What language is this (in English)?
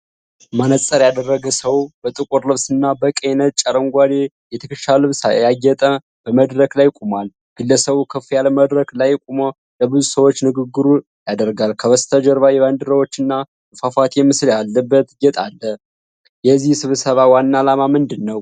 Amharic